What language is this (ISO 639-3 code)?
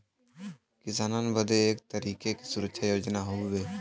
bho